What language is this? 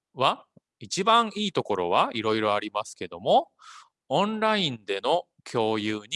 Japanese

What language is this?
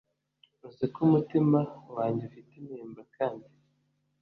Kinyarwanda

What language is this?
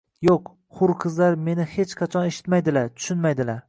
Uzbek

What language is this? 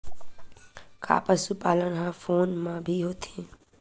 Chhattisgarhi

